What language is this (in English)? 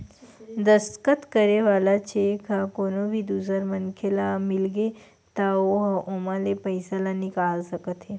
Chhattisgarhi